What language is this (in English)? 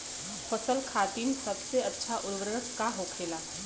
Bhojpuri